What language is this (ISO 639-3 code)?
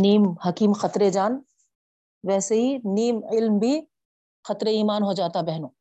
urd